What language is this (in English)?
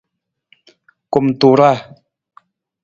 Nawdm